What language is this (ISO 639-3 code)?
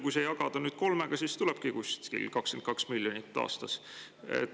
est